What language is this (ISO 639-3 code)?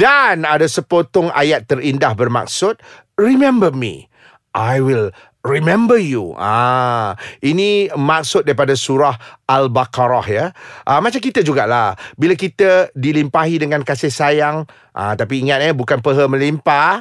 msa